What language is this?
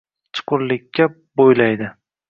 Uzbek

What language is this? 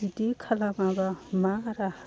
Bodo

